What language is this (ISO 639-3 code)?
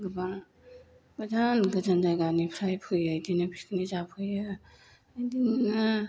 brx